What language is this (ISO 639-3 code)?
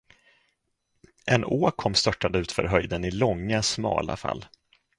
swe